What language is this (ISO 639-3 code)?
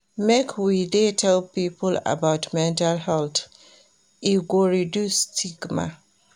pcm